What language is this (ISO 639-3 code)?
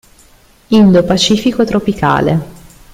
ita